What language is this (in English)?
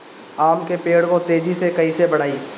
Bhojpuri